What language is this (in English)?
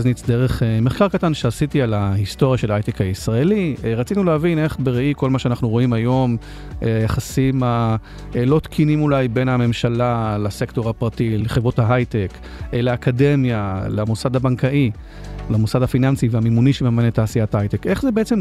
Hebrew